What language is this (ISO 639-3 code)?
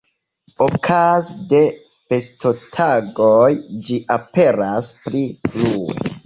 epo